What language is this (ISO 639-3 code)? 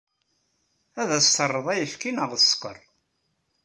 kab